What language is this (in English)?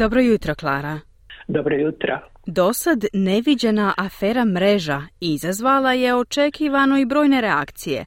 Croatian